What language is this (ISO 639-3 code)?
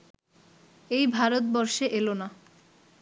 ben